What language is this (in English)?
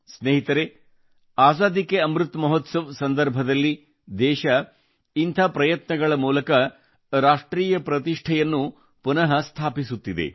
Kannada